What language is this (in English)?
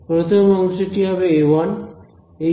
Bangla